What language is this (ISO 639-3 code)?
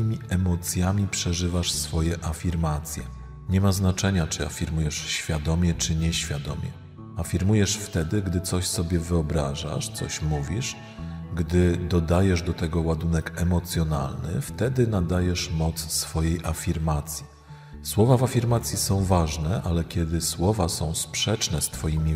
pol